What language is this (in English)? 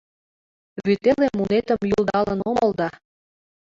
Mari